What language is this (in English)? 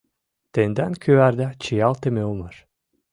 Mari